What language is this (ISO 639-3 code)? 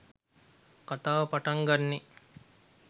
sin